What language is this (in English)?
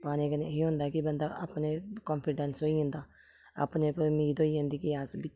Dogri